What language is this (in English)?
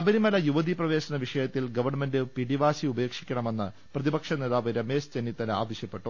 Malayalam